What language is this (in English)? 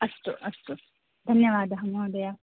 Sanskrit